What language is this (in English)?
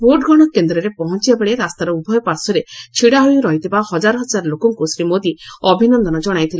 Odia